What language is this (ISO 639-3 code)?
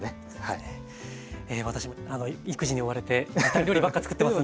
jpn